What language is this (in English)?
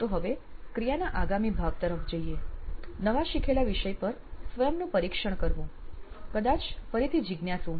Gujarati